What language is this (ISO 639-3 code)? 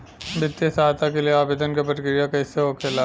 bho